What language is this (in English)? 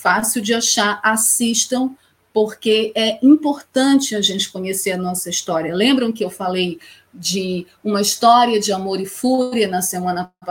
Portuguese